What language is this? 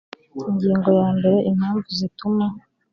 Kinyarwanda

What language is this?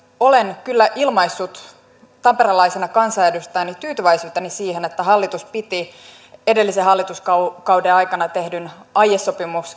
Finnish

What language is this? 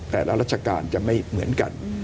Thai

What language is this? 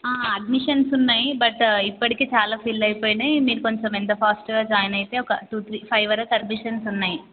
Telugu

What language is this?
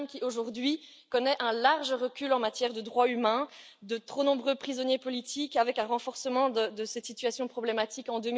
French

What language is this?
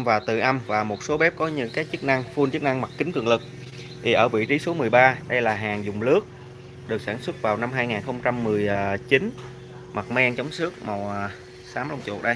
Vietnamese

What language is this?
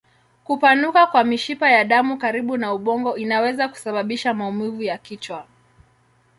Swahili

